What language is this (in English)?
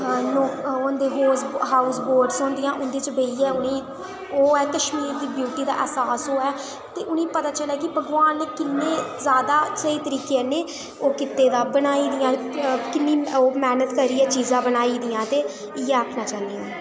Dogri